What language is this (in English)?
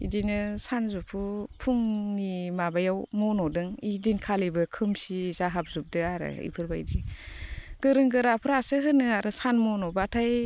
Bodo